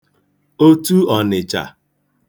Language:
Igbo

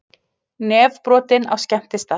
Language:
Icelandic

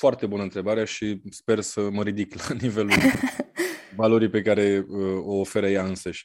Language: Romanian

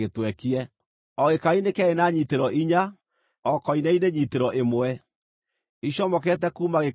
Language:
Kikuyu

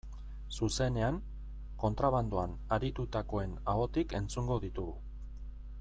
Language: Basque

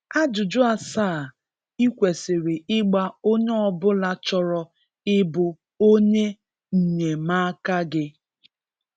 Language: Igbo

